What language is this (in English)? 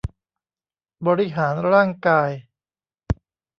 Thai